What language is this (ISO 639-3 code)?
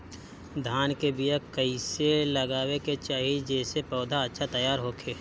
bho